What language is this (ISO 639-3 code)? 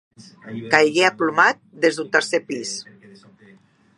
cat